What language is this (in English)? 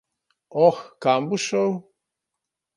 Slovenian